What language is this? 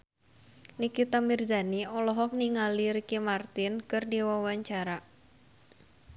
Sundanese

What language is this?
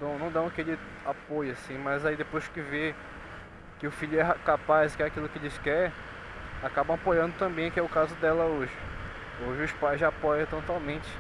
Portuguese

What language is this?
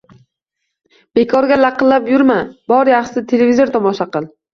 Uzbek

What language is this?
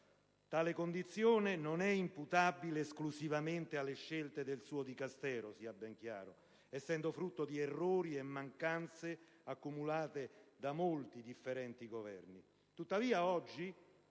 Italian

